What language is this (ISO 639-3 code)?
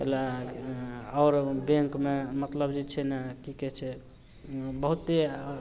mai